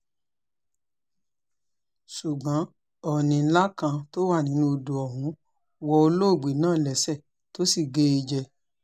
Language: Yoruba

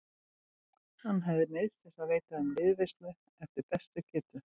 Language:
Icelandic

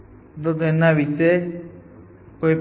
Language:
Gujarati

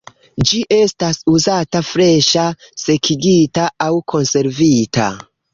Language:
Esperanto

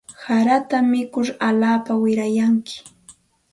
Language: Santa Ana de Tusi Pasco Quechua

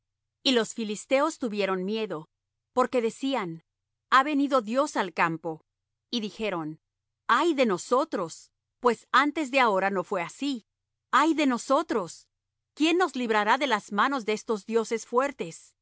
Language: Spanish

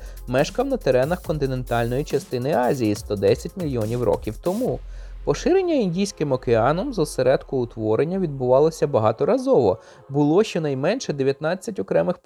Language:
Ukrainian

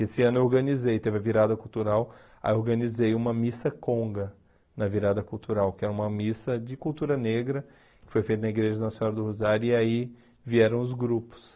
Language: Portuguese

